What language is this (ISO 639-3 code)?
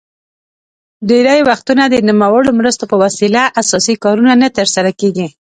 pus